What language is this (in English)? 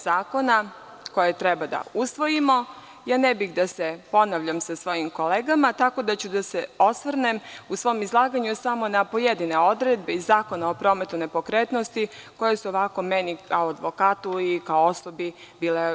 Serbian